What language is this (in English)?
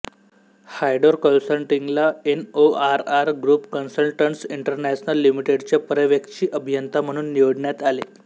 Marathi